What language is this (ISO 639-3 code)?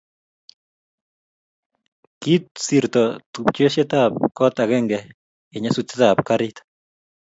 kln